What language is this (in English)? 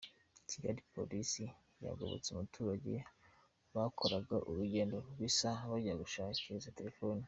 Kinyarwanda